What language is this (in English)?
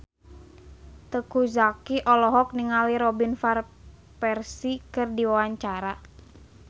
Sundanese